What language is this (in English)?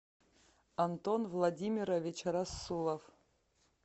Russian